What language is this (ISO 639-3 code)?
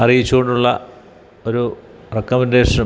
mal